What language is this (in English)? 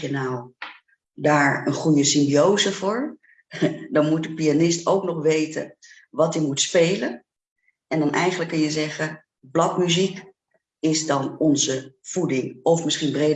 Dutch